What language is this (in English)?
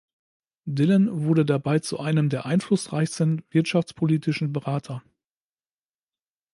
German